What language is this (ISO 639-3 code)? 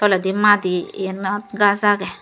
ccp